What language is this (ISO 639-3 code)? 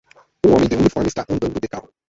por